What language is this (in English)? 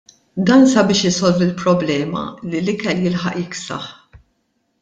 Maltese